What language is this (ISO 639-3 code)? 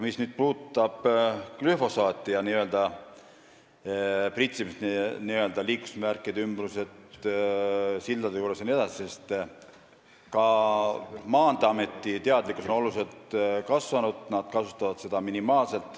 est